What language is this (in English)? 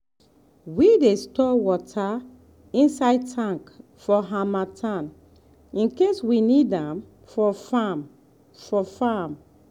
Nigerian Pidgin